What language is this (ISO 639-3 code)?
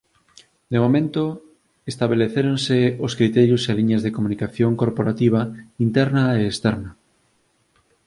glg